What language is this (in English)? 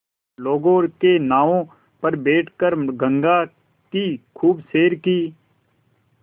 Hindi